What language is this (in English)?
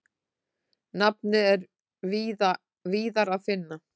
Icelandic